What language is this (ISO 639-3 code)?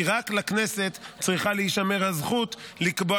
heb